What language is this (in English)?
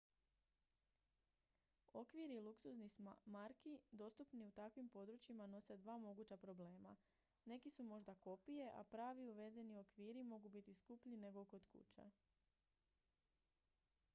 Croatian